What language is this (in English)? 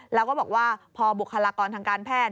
Thai